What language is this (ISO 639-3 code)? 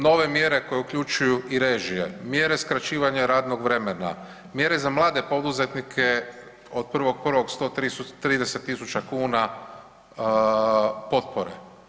hrv